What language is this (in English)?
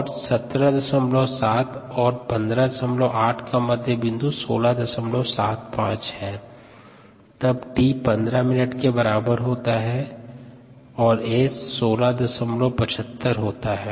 Hindi